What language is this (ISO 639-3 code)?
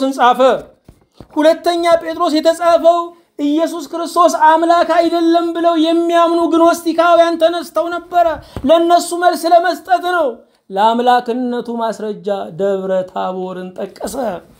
ara